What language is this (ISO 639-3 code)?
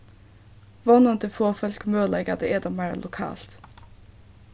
fao